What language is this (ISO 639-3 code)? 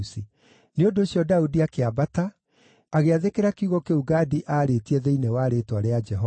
kik